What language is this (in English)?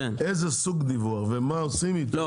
Hebrew